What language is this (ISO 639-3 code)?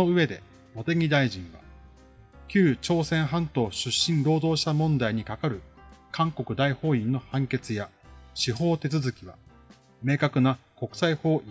jpn